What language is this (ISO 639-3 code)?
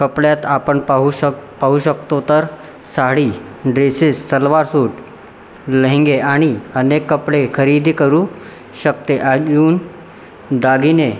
mar